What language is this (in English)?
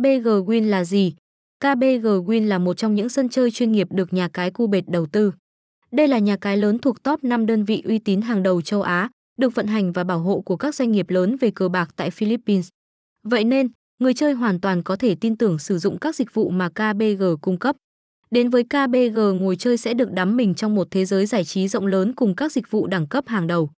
Vietnamese